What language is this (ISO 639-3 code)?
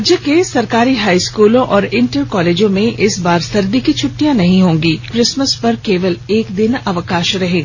hin